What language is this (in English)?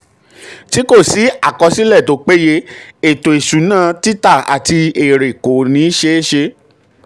Yoruba